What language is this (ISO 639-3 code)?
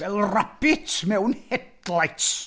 cym